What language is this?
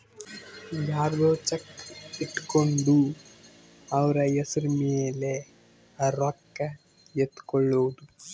Kannada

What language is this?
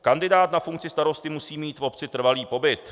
Czech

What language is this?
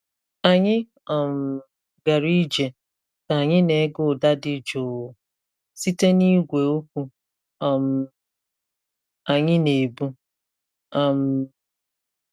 Igbo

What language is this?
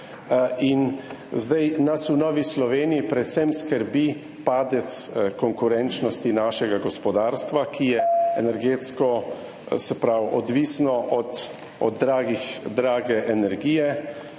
Slovenian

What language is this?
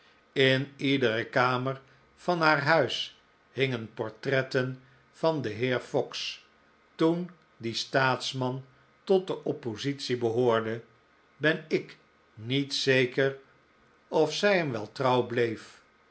Dutch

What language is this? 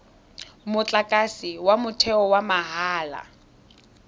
Tswana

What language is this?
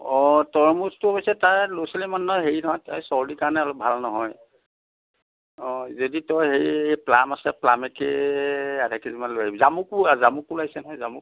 Assamese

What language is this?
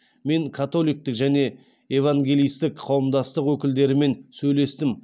Kazakh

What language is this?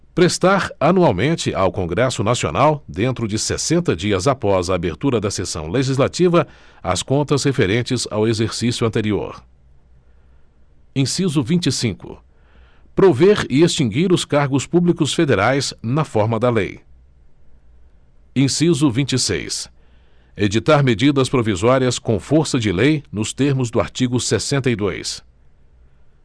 Portuguese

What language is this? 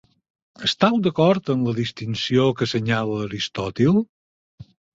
Catalan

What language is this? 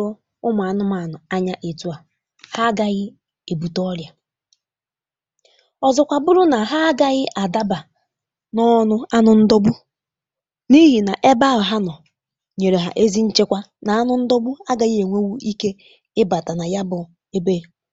Igbo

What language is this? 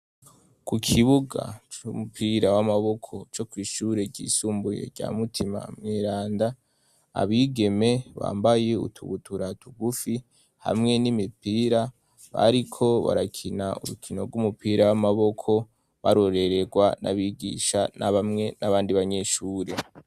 Rundi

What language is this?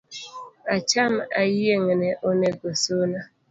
Luo (Kenya and Tanzania)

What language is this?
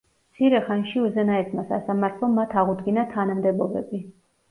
Georgian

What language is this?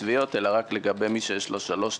Hebrew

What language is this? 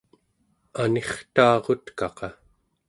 Central Yupik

